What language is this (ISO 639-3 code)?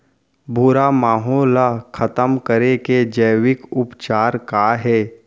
hne